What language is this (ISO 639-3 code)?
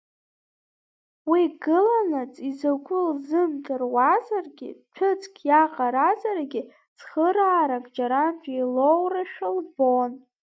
abk